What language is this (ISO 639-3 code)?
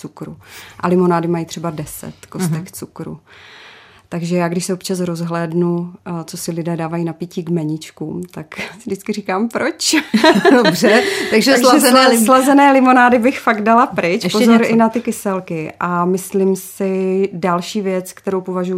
ces